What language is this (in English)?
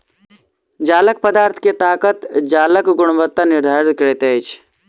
Maithili